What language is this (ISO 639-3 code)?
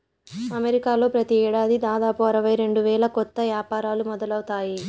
tel